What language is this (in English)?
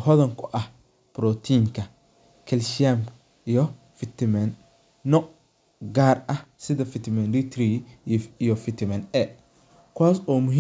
Somali